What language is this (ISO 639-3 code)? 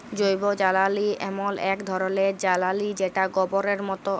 ben